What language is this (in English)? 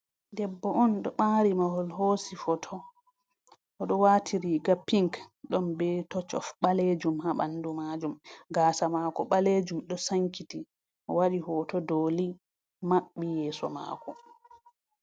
Fula